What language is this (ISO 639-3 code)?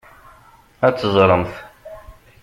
kab